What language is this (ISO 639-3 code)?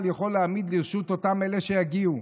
heb